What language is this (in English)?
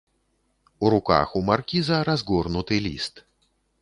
Belarusian